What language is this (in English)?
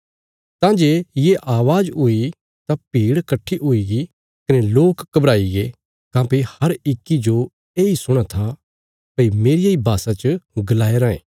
Bilaspuri